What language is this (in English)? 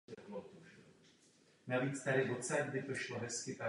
Czech